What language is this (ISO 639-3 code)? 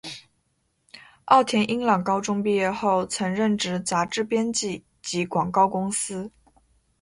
zho